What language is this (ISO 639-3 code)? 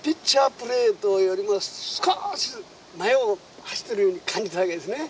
jpn